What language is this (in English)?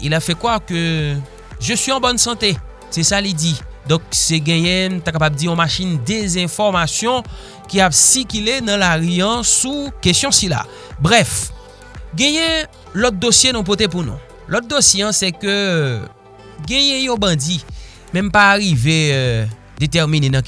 French